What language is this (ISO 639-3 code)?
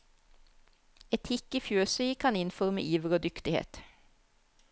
nor